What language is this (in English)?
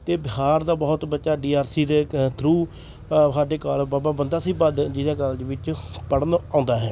Punjabi